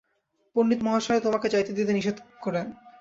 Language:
Bangla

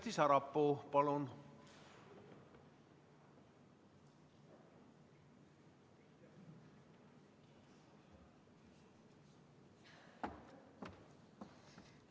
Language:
Estonian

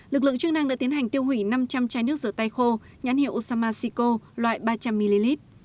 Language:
Vietnamese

